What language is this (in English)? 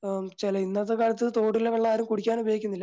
Malayalam